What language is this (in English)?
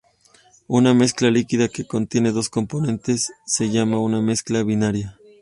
Spanish